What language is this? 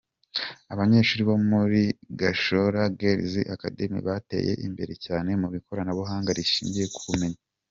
Kinyarwanda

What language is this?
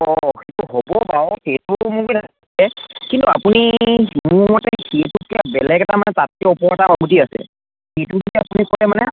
Assamese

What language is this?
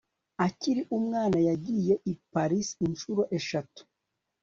Kinyarwanda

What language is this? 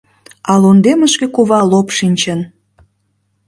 Mari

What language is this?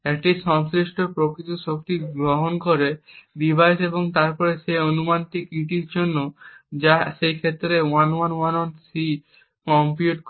Bangla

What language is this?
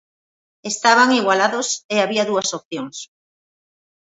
Galician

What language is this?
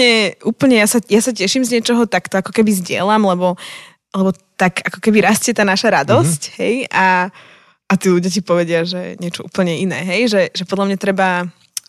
Slovak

